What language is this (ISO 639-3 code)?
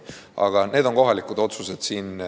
est